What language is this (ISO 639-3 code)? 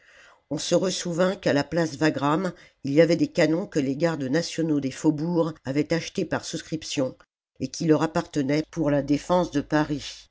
fra